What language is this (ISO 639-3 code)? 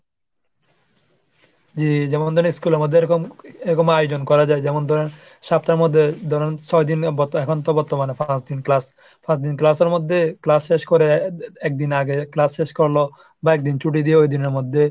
ben